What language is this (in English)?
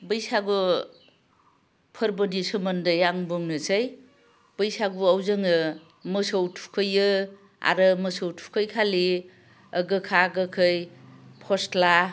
Bodo